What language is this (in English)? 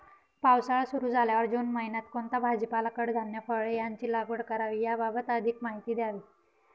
Marathi